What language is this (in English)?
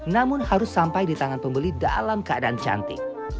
Indonesian